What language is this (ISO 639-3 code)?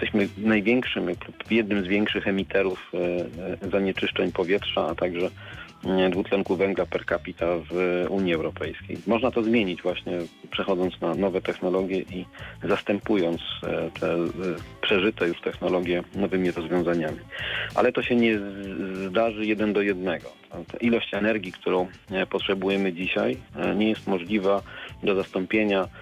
pol